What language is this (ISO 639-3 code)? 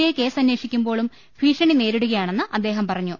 mal